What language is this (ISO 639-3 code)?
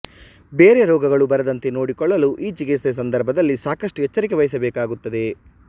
kan